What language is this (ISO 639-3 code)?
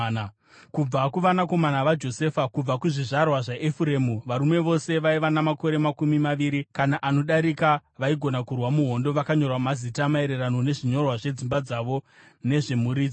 sna